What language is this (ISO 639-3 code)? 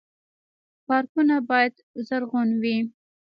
pus